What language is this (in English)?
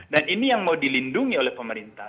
Indonesian